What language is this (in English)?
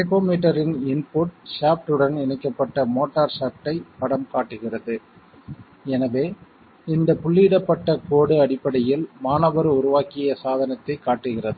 Tamil